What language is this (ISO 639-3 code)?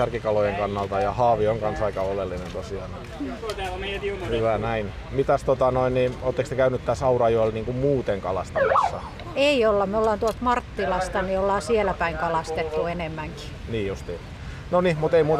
fin